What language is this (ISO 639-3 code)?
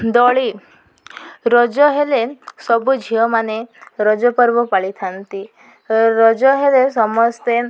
ori